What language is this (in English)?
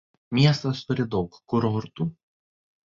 Lithuanian